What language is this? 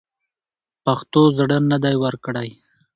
Pashto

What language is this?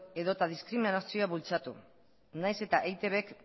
Basque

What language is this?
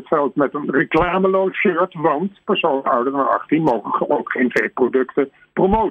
Dutch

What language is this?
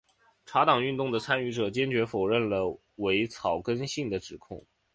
Chinese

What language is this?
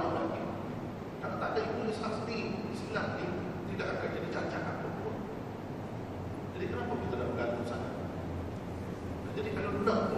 Malay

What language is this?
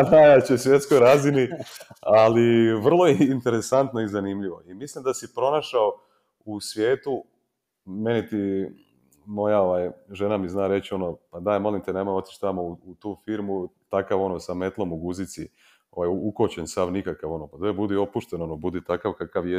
Croatian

